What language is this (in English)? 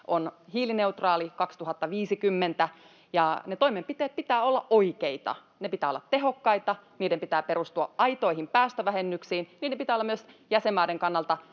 Finnish